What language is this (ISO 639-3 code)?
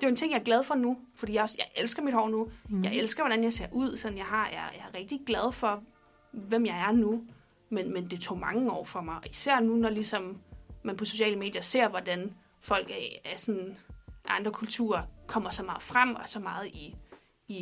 dan